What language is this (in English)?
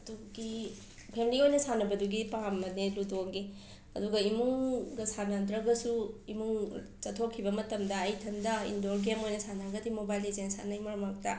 Manipuri